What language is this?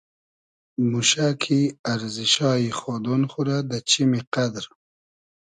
Hazaragi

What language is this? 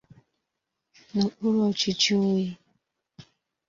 Igbo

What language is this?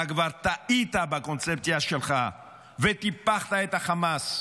Hebrew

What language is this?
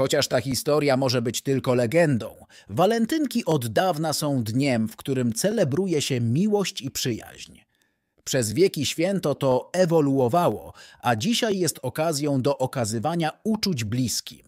Polish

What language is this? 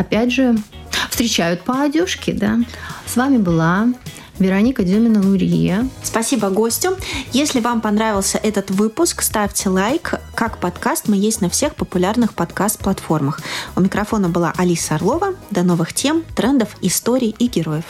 Russian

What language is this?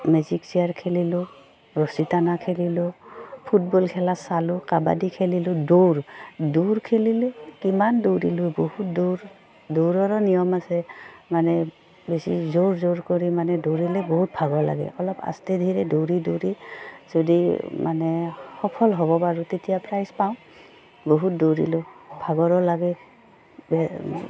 Assamese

